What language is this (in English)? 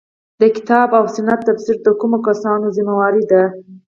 Pashto